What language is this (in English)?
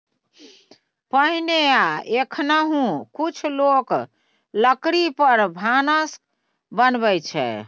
Maithili